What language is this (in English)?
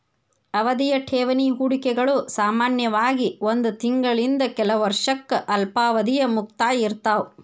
Kannada